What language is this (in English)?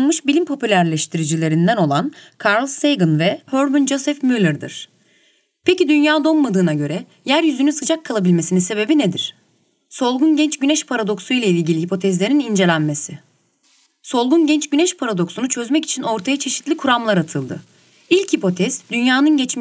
Turkish